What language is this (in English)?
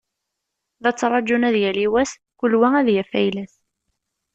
Kabyle